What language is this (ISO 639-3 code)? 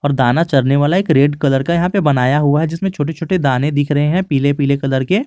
hin